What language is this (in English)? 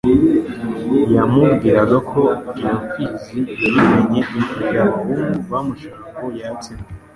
Kinyarwanda